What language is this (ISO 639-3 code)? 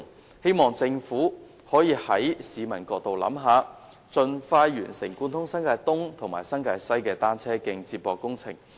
yue